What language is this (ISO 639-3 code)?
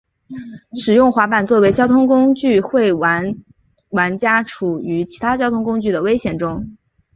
zho